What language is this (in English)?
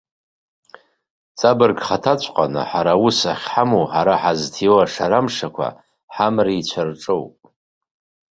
Abkhazian